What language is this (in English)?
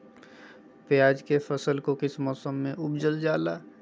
Magahi